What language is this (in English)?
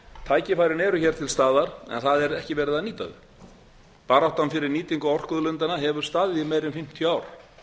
Icelandic